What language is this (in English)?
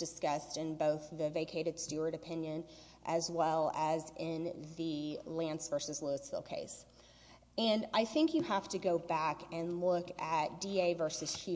English